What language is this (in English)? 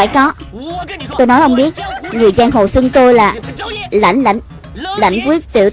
Vietnamese